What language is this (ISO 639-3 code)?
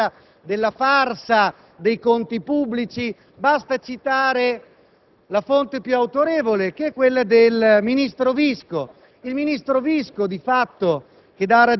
ita